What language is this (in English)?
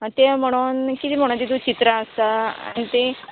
Konkani